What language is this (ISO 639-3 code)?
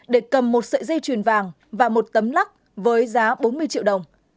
vie